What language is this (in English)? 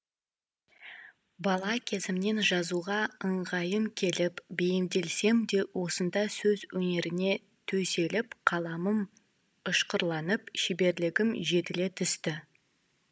Kazakh